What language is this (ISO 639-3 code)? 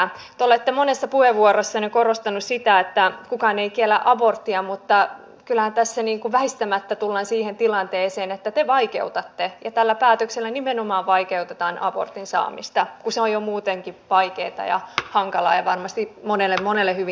fin